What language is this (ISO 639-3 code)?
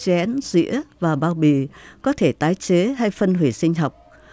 vie